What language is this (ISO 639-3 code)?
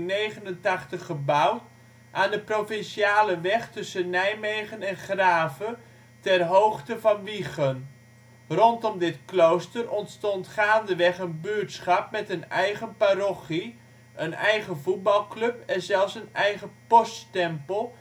nld